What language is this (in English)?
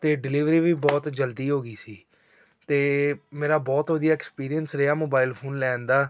Punjabi